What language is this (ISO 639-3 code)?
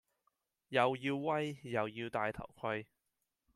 yue